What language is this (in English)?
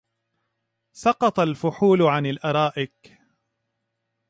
Arabic